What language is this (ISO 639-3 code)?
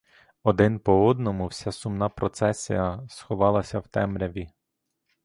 ukr